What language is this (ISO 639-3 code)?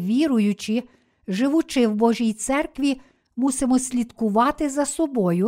ukr